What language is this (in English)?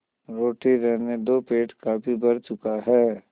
Hindi